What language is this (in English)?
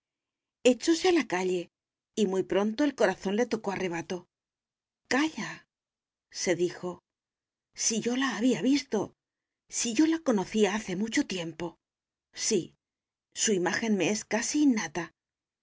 Spanish